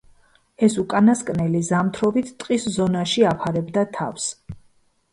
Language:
Georgian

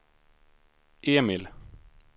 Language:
Swedish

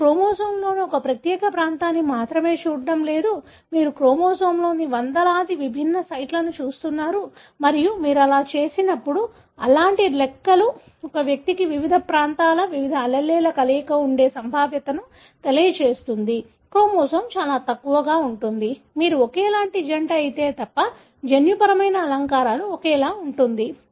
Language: Telugu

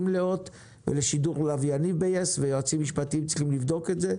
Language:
Hebrew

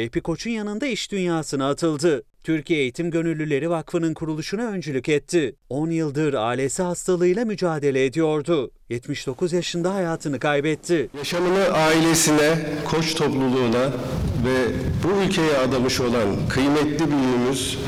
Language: Turkish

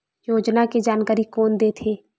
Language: Chhattisgarhi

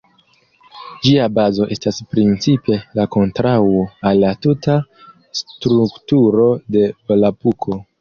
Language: Esperanto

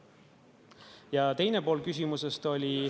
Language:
Estonian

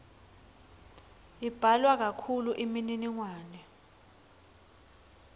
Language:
Swati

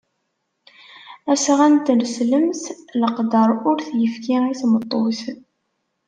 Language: Kabyle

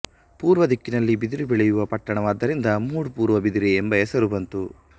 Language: Kannada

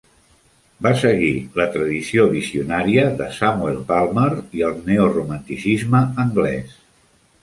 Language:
Catalan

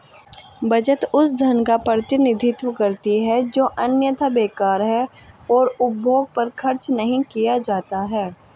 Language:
Hindi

